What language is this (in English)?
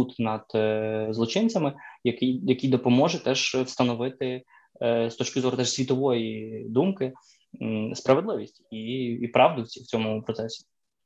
Ukrainian